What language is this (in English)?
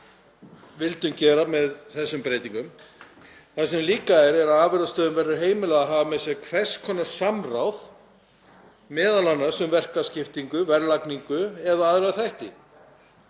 Icelandic